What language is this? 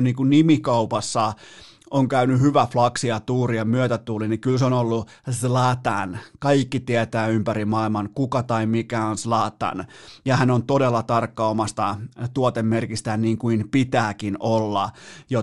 Finnish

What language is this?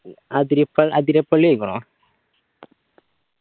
Malayalam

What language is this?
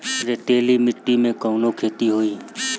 Bhojpuri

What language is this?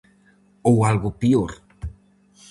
Galician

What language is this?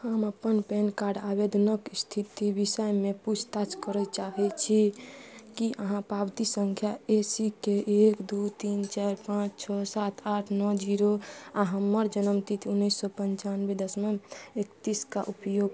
Maithili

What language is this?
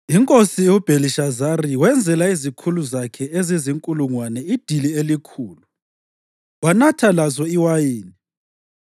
North Ndebele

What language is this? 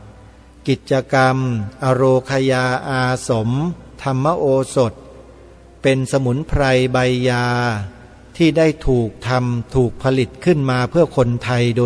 Thai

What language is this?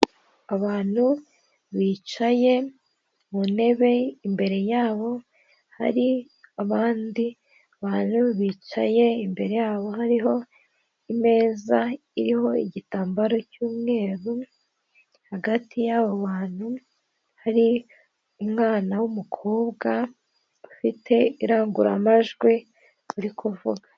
Kinyarwanda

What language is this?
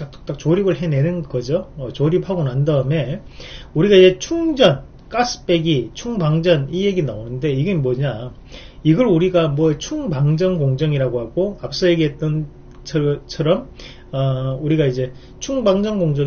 Korean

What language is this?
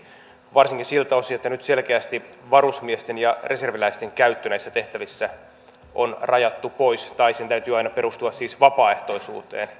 Finnish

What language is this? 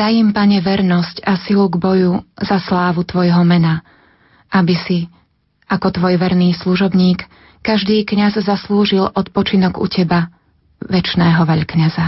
Slovak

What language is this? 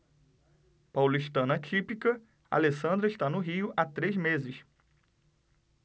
Portuguese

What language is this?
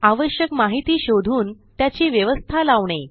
Marathi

